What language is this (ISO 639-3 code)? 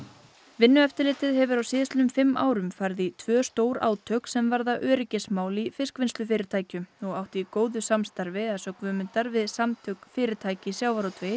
isl